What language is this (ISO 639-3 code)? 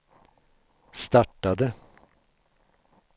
swe